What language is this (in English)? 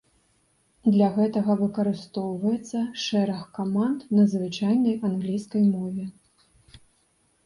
Belarusian